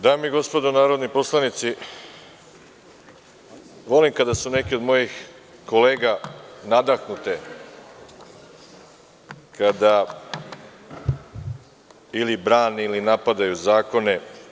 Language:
Serbian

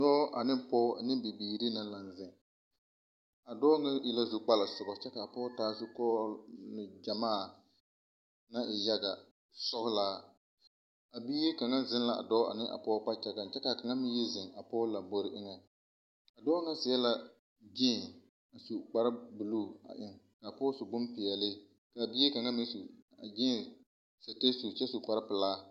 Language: Southern Dagaare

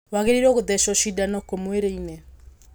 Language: Kikuyu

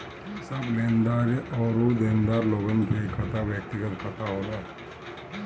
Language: Bhojpuri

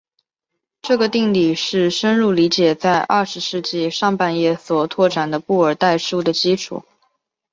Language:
Chinese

